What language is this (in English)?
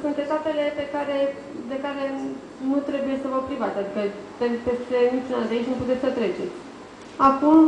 Romanian